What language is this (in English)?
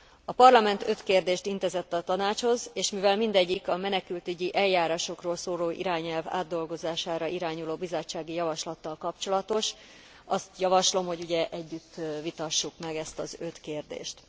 Hungarian